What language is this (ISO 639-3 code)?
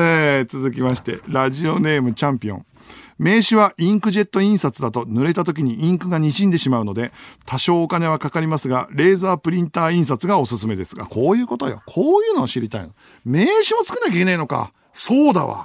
jpn